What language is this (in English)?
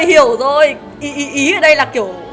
Vietnamese